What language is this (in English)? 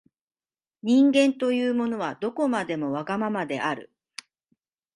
Japanese